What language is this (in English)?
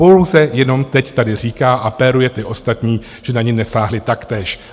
Czech